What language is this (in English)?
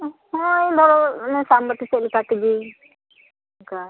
Santali